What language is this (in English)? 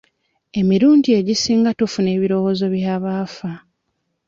Ganda